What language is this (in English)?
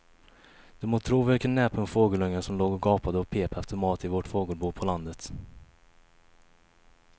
Swedish